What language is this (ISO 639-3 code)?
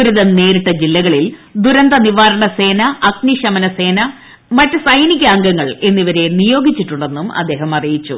mal